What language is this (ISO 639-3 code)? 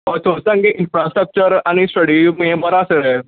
kok